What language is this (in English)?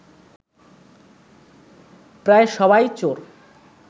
Bangla